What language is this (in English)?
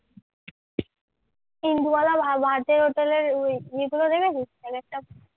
Bangla